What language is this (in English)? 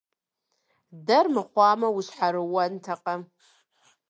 Kabardian